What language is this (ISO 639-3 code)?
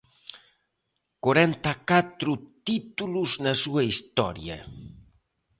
glg